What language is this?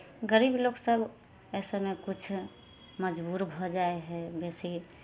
Maithili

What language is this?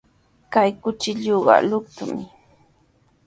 Sihuas Ancash Quechua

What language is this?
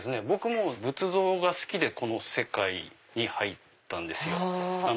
Japanese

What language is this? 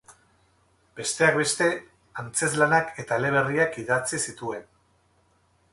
Basque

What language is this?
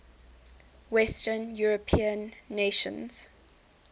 English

